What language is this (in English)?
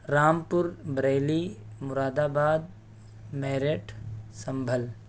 Urdu